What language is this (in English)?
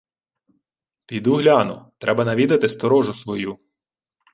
Ukrainian